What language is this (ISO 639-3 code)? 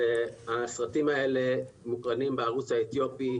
heb